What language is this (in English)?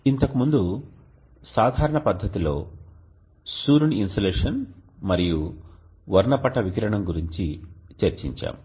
Telugu